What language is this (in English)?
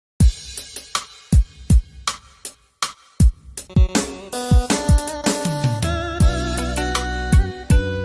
Vietnamese